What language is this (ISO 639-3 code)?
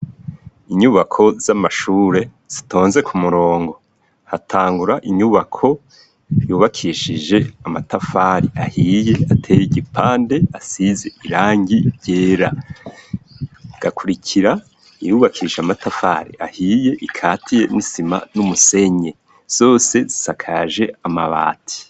run